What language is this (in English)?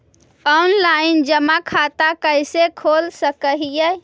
Magahi